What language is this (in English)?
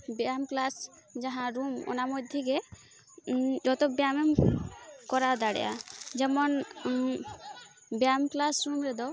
Santali